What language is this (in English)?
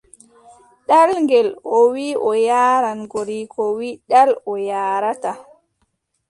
Adamawa Fulfulde